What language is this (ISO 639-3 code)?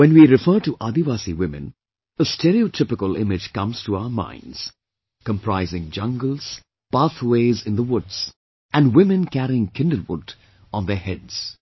eng